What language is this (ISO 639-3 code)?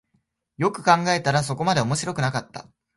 jpn